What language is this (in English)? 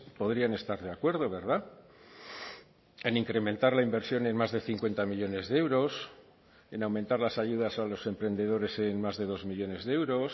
Spanish